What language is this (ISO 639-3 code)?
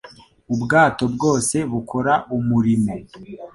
kin